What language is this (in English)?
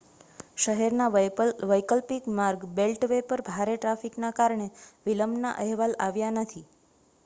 Gujarati